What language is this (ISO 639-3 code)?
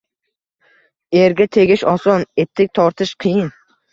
uzb